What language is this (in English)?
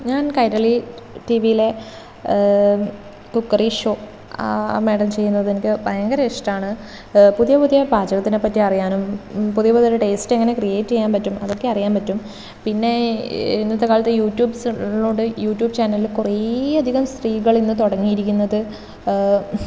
Malayalam